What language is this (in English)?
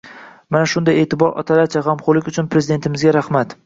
Uzbek